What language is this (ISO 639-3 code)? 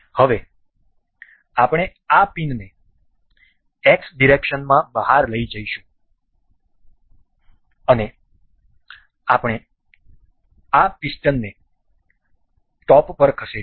guj